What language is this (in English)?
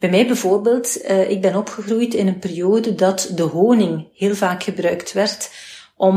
Dutch